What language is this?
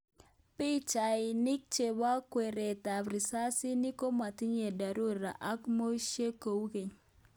Kalenjin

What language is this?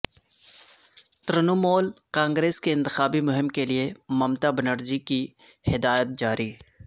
Urdu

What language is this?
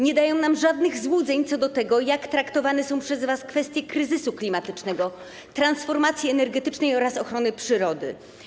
Polish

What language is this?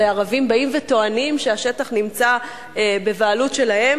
Hebrew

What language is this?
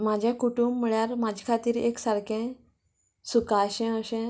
Konkani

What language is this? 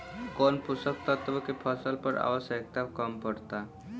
Bhojpuri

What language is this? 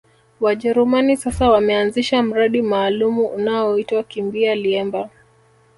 Swahili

